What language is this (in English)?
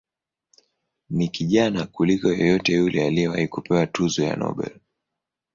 Swahili